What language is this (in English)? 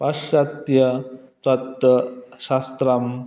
Sanskrit